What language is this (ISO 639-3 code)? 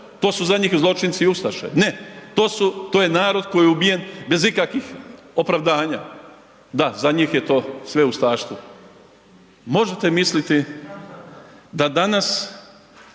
hrv